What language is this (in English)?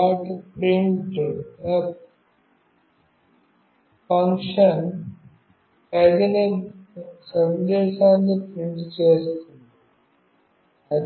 Telugu